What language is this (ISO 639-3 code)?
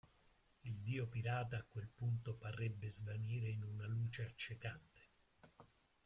ita